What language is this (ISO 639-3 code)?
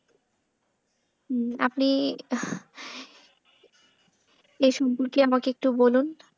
ben